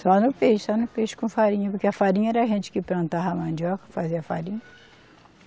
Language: Portuguese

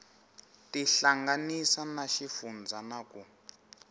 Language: Tsonga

